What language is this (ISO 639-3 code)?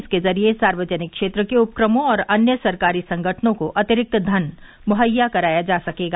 hin